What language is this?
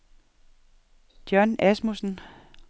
Danish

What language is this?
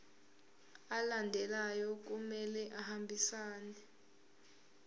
Zulu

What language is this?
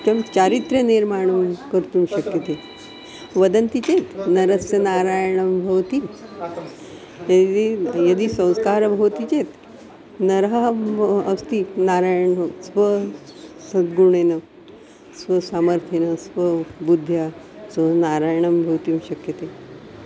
Sanskrit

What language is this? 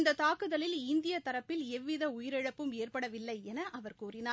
Tamil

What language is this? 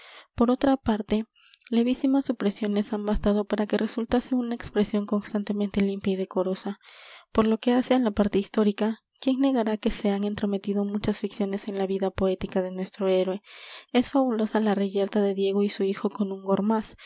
Spanish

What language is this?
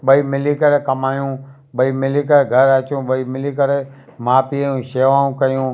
Sindhi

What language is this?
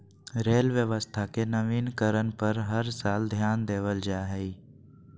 Magahi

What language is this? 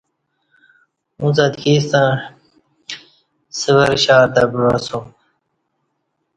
Kati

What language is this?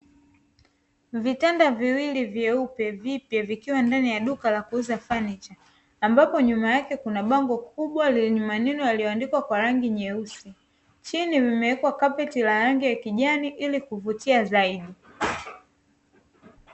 Swahili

